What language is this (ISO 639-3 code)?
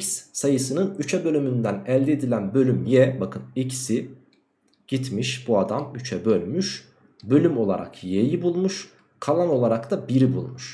tur